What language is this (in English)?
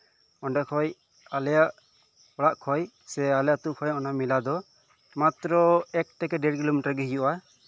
Santali